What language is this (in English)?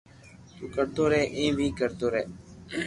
Loarki